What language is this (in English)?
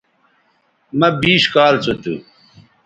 Bateri